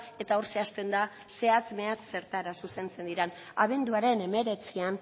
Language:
Basque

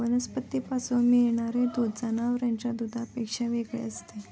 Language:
Marathi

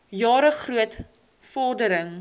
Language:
Afrikaans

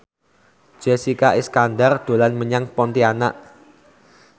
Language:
Javanese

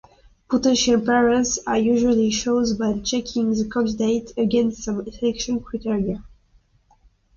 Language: English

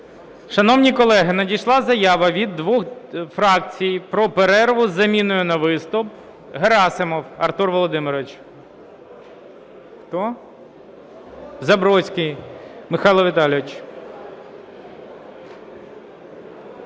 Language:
Ukrainian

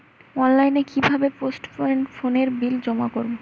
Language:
Bangla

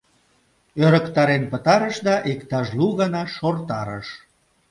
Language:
Mari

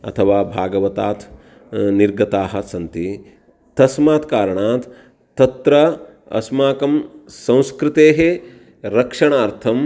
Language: Sanskrit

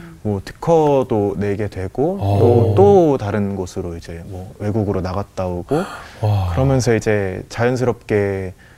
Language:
Korean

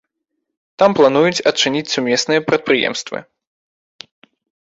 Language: Belarusian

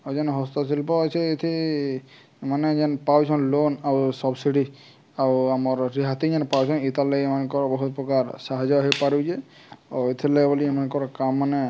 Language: Odia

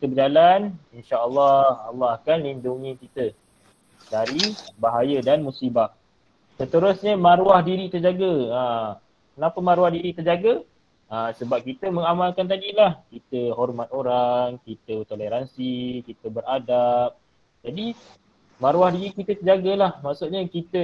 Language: Malay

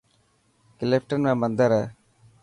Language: Dhatki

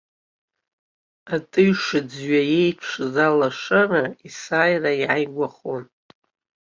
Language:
Abkhazian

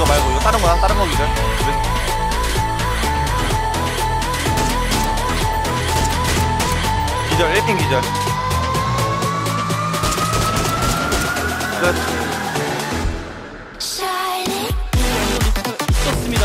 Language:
Korean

